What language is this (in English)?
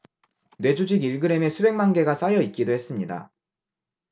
Korean